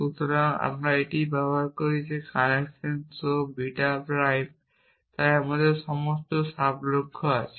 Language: Bangla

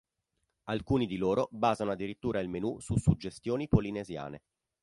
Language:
Italian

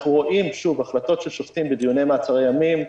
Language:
Hebrew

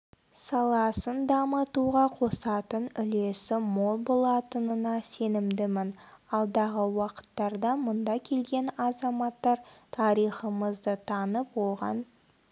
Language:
Kazakh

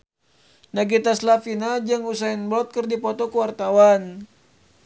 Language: Sundanese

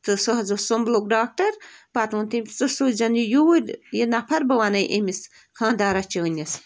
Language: Kashmiri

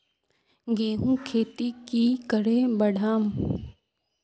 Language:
Magahi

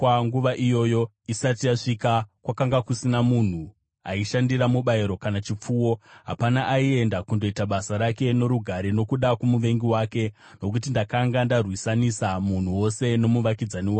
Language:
Shona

